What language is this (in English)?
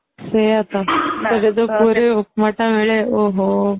Odia